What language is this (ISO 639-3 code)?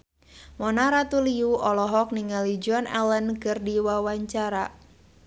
sun